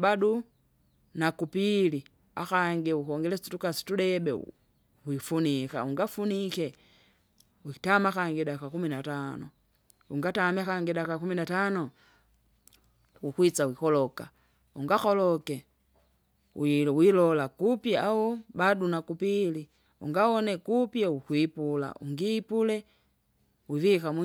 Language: Kinga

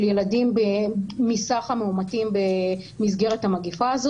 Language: Hebrew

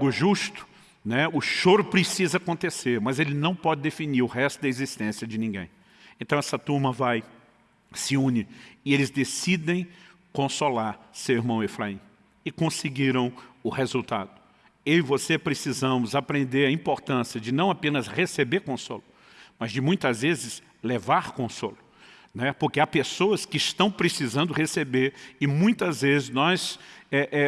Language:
Portuguese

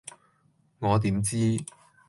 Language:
Cantonese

